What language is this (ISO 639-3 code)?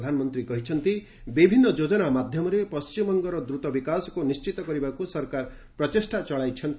ori